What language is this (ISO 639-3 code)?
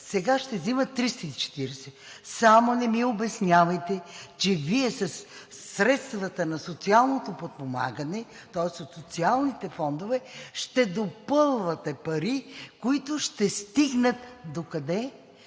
bul